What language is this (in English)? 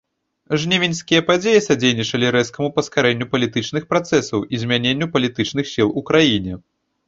Belarusian